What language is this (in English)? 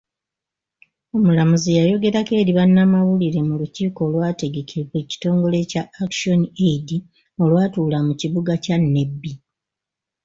Ganda